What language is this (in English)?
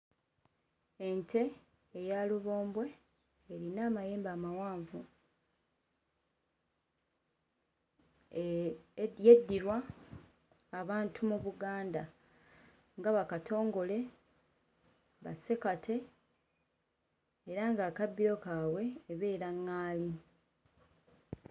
Ganda